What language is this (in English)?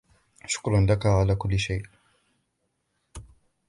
Arabic